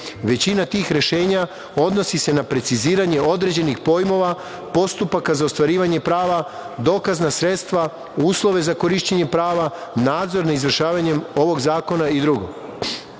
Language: Serbian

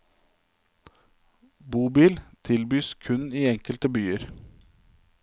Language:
Norwegian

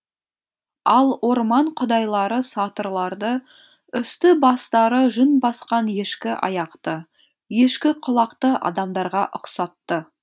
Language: Kazakh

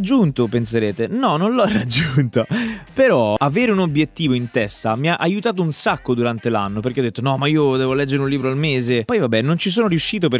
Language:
Italian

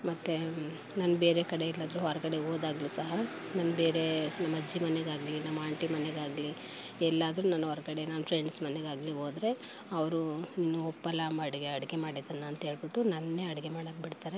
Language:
Kannada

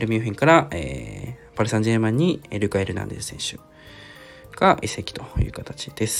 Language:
Japanese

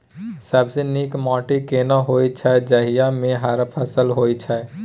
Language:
Maithili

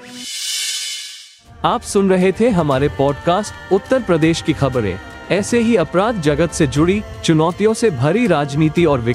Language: Hindi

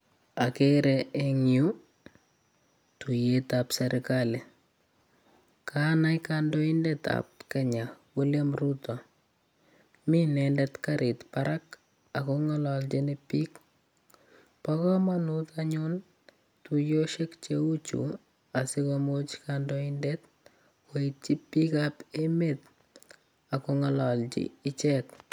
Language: Kalenjin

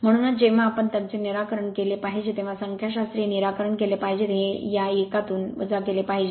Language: Marathi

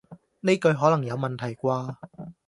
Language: Cantonese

